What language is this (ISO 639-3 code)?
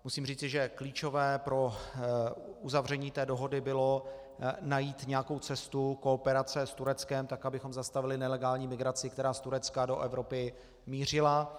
ces